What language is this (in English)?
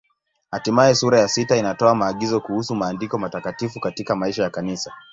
Swahili